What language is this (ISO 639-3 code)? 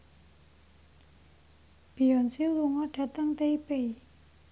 jav